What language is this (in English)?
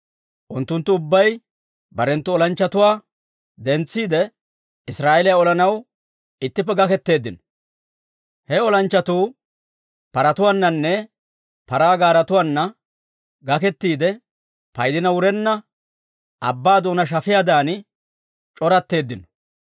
Dawro